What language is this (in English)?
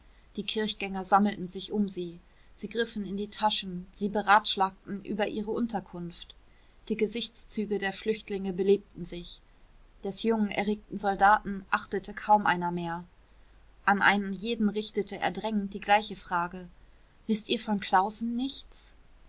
German